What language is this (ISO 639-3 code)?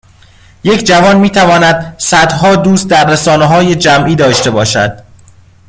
fas